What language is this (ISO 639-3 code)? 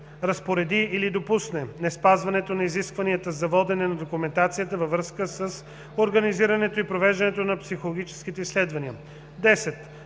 bul